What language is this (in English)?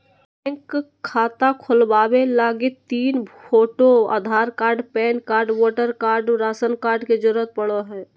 Magahi